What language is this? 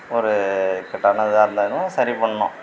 Tamil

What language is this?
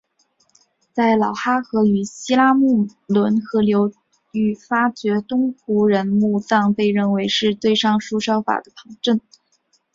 Chinese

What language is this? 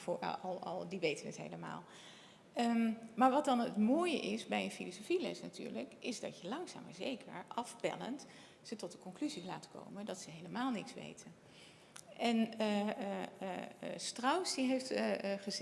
Dutch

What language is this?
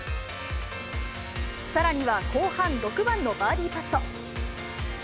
Japanese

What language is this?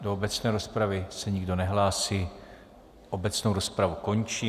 Czech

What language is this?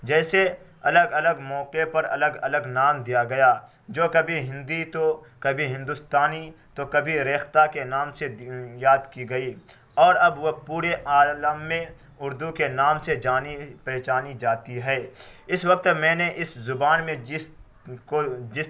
Urdu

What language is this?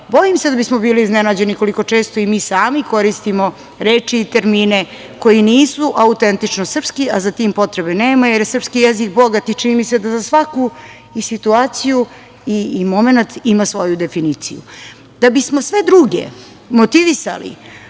Serbian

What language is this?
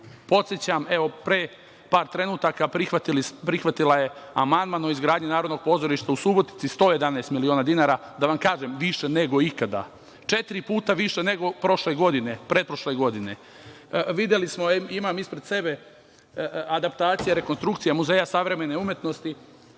Serbian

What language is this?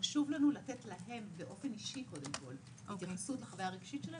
Hebrew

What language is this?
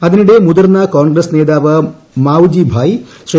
Malayalam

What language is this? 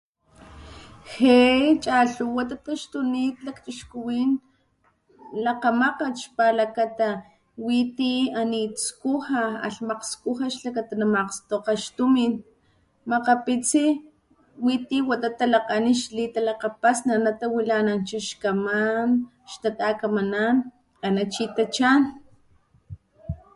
Papantla Totonac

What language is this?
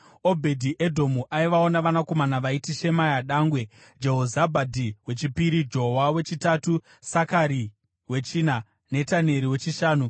Shona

